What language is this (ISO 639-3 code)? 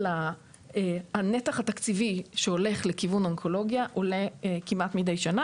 heb